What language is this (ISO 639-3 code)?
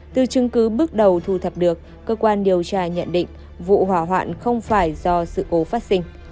vie